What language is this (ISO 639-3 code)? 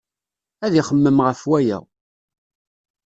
kab